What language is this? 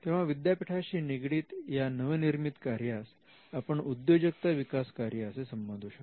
Marathi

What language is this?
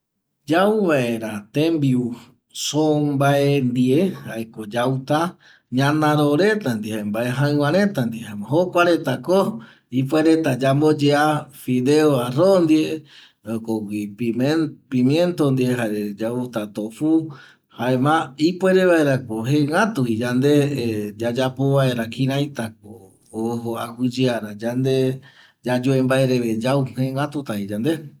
Eastern Bolivian Guaraní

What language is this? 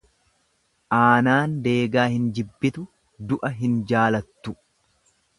Oromo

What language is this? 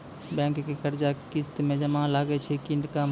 Maithili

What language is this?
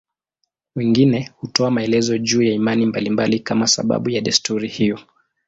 Swahili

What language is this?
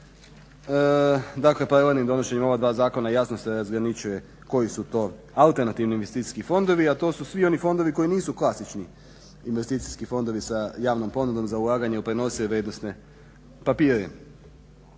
Croatian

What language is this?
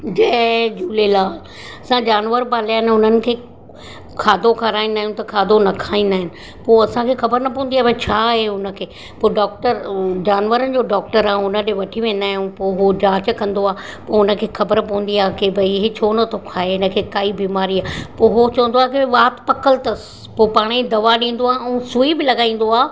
Sindhi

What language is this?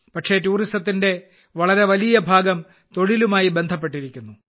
Malayalam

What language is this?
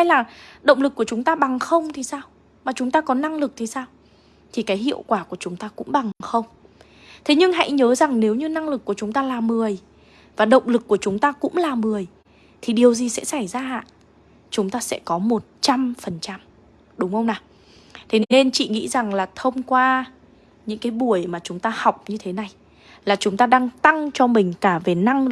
Vietnamese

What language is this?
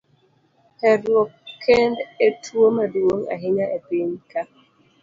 Luo (Kenya and Tanzania)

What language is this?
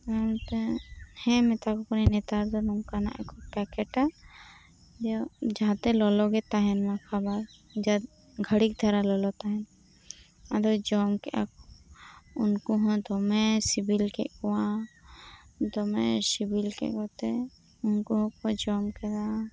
Santali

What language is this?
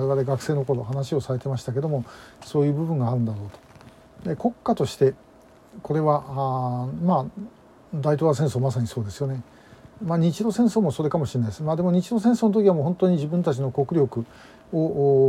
Japanese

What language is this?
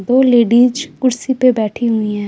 Hindi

